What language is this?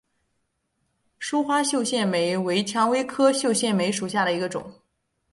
Chinese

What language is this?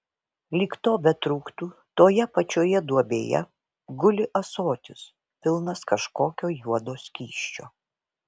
Lithuanian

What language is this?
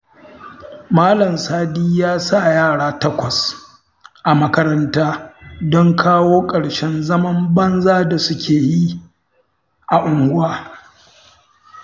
Hausa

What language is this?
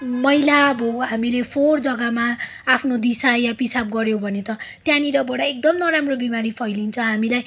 Nepali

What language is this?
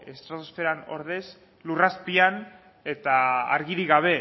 Basque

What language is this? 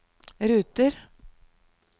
Norwegian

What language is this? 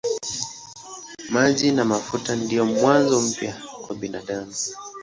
Swahili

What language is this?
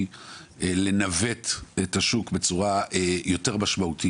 Hebrew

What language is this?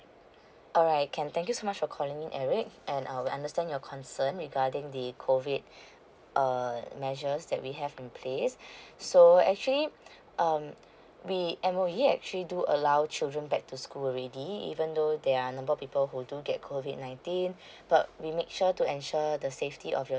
English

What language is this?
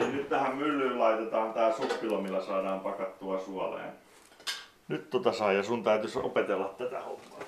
Finnish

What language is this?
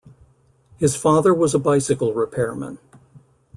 English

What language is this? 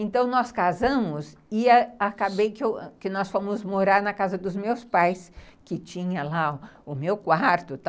Portuguese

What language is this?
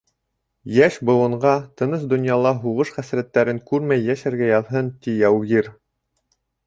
Bashkir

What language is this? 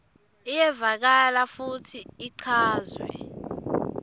Swati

